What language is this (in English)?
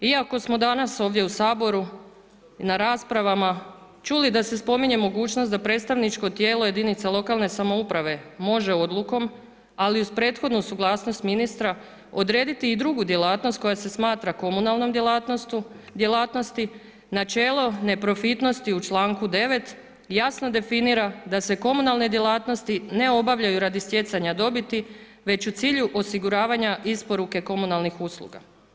Croatian